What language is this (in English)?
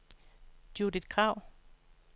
Danish